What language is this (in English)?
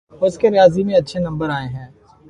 Urdu